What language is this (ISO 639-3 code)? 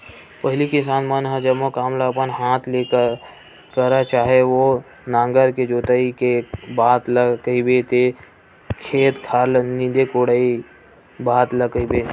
hne